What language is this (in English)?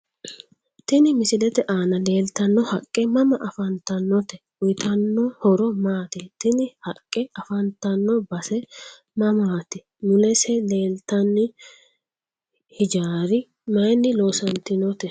Sidamo